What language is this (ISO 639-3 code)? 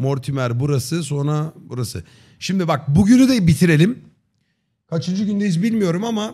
tur